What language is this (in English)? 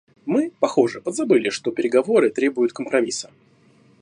Russian